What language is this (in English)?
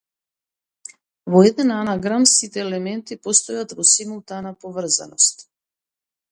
Macedonian